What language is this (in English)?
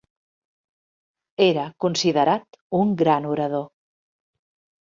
Catalan